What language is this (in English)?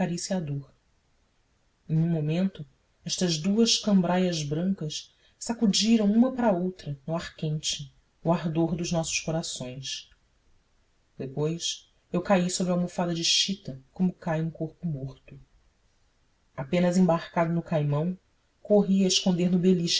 Portuguese